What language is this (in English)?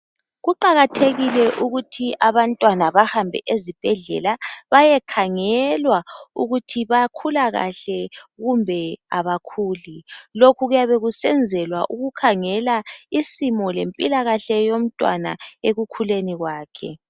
North Ndebele